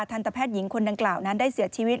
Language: Thai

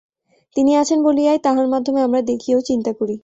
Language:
Bangla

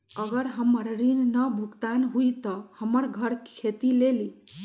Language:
Magahi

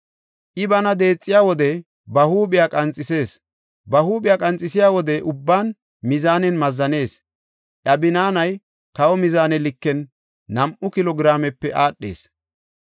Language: Gofa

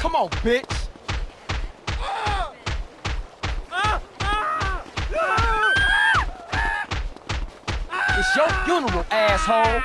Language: English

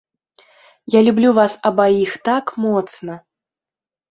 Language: Belarusian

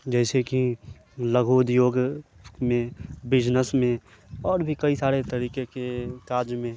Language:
Maithili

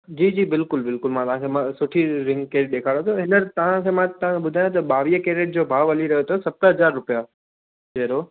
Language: Sindhi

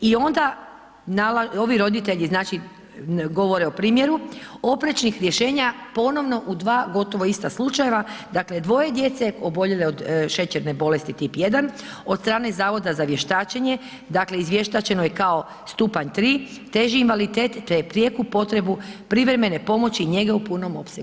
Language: Croatian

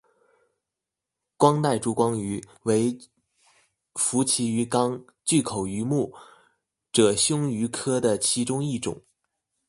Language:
Chinese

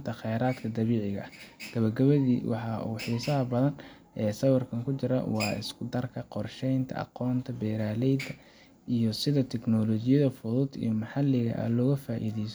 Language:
Somali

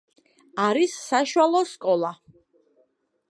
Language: Georgian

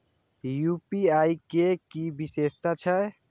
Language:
Maithili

